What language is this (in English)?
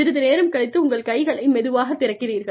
Tamil